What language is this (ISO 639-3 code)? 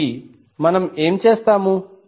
tel